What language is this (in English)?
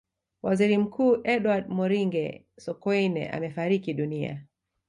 Swahili